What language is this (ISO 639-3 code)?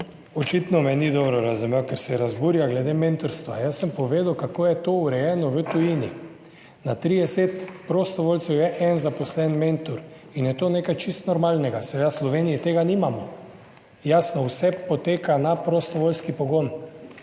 slv